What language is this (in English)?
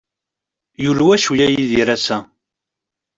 Kabyle